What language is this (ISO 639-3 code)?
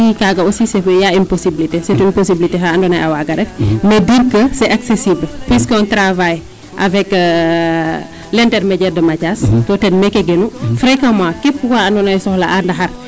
srr